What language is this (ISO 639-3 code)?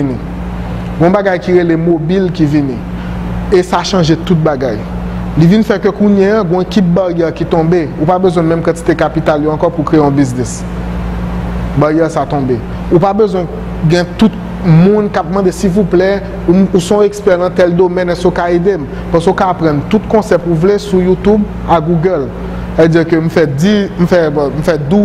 fra